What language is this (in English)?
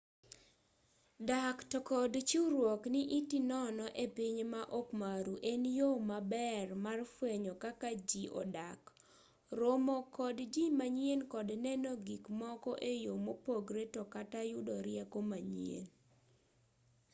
Luo (Kenya and Tanzania)